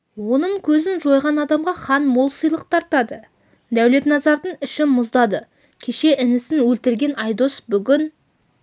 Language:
Kazakh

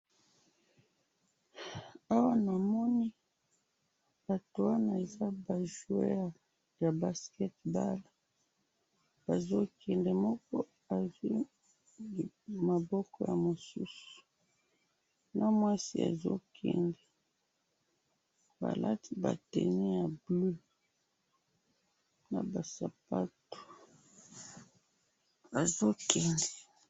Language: Lingala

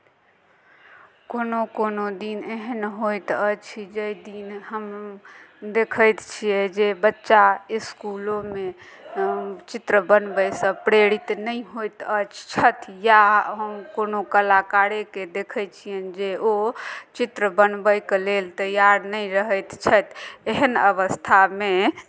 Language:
Maithili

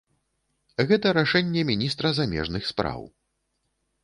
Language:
Belarusian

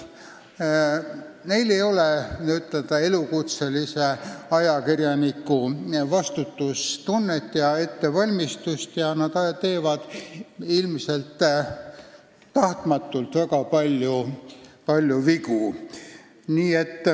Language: Estonian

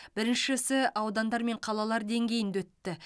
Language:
Kazakh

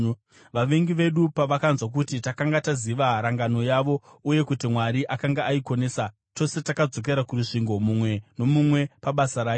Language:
Shona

